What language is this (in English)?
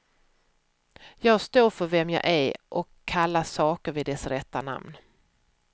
Swedish